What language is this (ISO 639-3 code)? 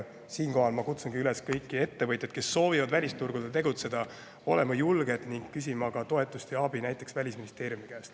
est